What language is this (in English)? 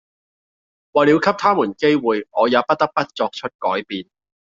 Cantonese